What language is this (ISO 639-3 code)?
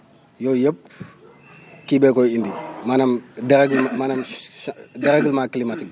wol